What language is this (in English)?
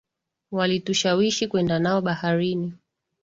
Swahili